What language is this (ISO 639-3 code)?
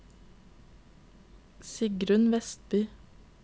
nor